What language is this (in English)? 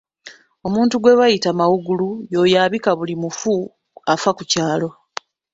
Ganda